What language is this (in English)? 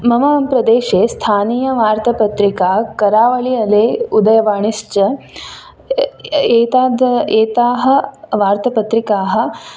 Sanskrit